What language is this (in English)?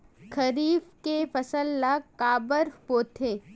Chhattisgarhi